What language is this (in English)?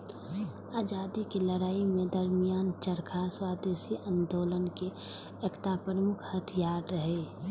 Maithili